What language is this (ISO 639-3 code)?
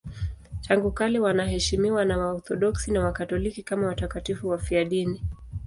swa